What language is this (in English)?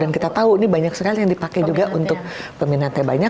Indonesian